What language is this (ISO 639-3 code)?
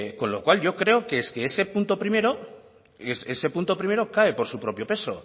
spa